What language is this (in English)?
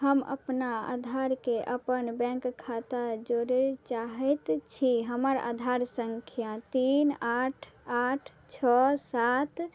Maithili